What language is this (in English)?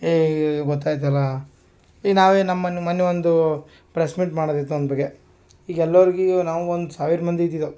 Kannada